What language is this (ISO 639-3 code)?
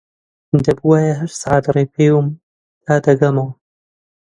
ckb